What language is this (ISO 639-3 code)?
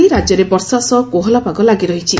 ori